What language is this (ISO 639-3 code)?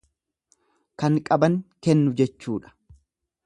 orm